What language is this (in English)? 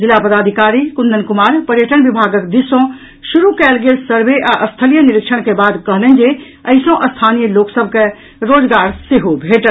Maithili